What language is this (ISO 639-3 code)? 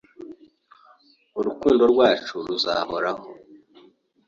kin